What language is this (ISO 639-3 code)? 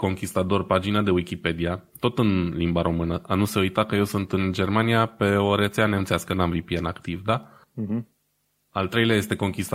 ron